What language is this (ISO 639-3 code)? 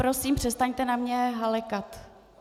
ces